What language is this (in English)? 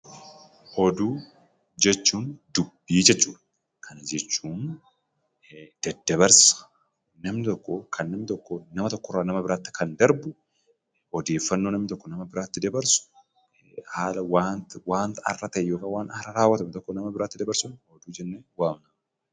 Oromo